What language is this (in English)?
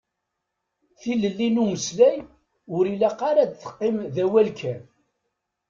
Kabyle